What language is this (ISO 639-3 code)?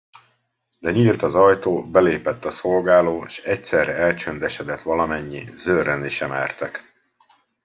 hun